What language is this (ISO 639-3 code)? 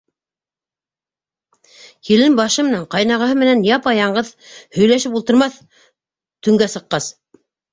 bak